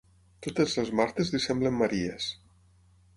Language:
Catalan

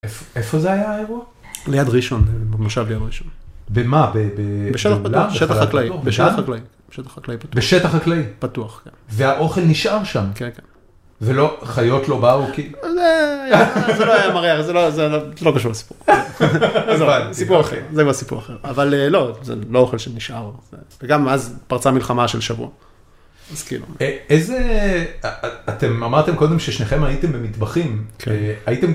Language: Hebrew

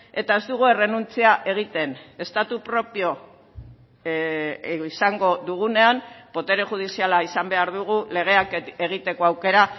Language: Basque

